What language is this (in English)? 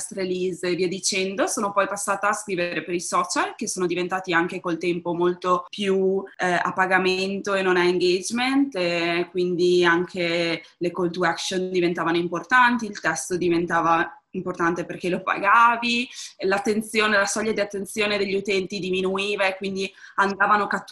Italian